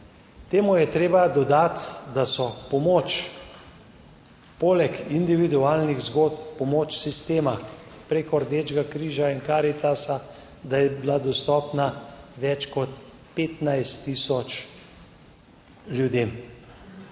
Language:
Slovenian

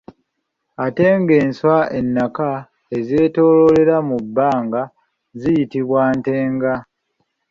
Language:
Ganda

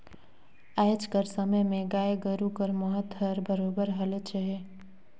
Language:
Chhattisgarhi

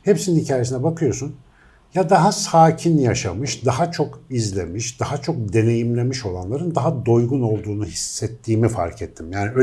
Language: Turkish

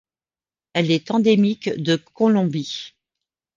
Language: French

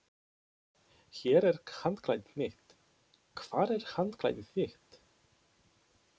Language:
Icelandic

